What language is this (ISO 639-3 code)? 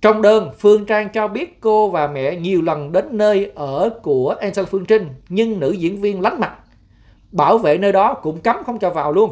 vie